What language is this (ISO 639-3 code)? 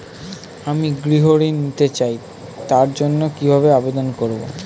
ben